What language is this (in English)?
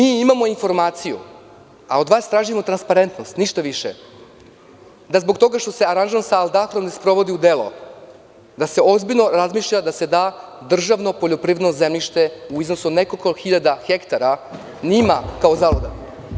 Serbian